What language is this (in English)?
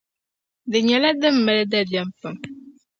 Dagbani